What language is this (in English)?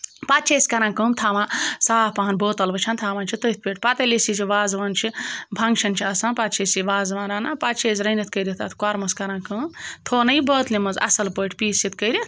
Kashmiri